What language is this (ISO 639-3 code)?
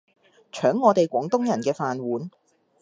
yue